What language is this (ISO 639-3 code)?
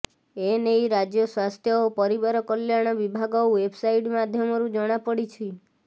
ori